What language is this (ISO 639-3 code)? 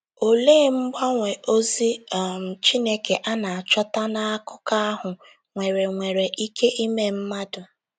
ibo